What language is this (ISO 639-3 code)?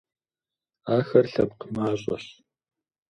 kbd